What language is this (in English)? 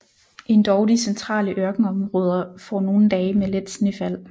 Danish